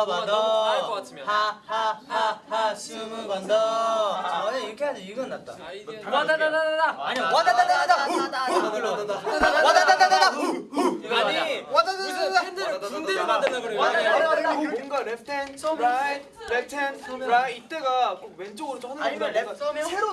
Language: Korean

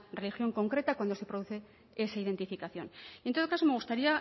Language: Spanish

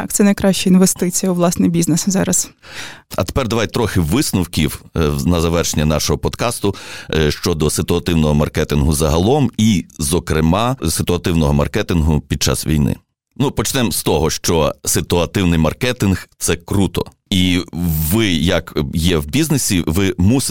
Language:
Ukrainian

